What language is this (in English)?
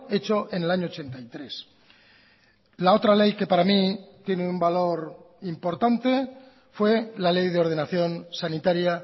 Spanish